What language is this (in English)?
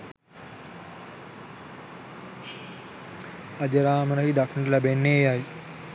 Sinhala